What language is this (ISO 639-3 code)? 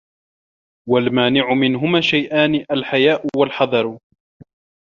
ara